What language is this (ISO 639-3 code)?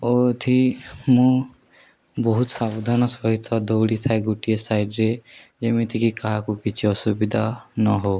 ori